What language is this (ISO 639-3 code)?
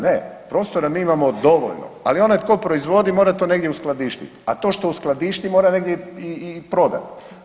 hrv